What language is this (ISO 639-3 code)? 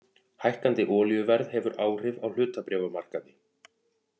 isl